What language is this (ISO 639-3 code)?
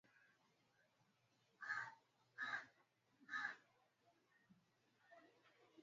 swa